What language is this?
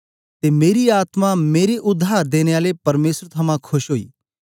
Dogri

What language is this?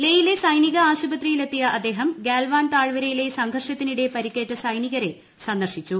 Malayalam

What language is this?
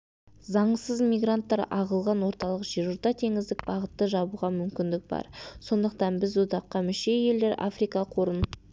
Kazakh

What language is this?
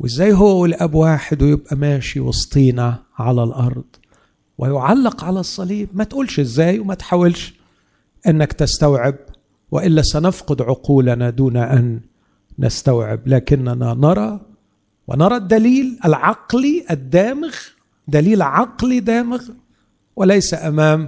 Arabic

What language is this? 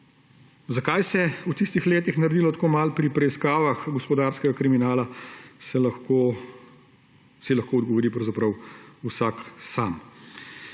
Slovenian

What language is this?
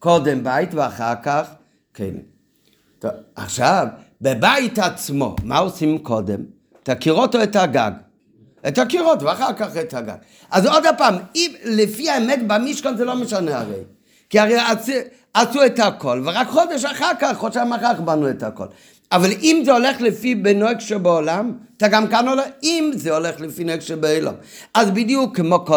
Hebrew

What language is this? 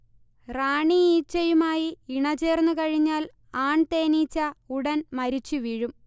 Malayalam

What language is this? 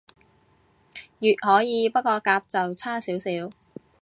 Cantonese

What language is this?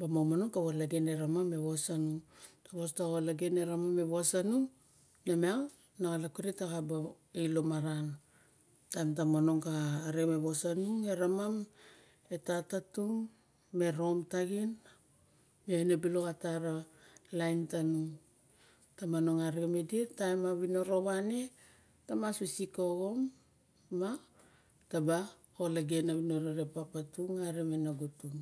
Barok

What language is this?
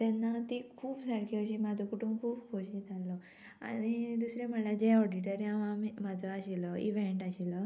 Konkani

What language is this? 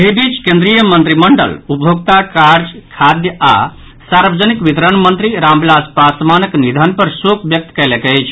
Maithili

